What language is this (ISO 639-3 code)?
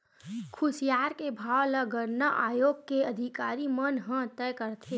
hne